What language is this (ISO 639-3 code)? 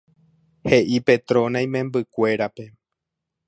grn